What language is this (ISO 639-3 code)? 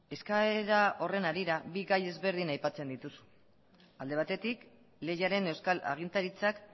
eus